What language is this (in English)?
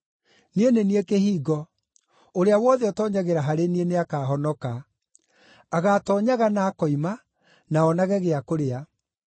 Kikuyu